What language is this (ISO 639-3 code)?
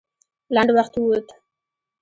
pus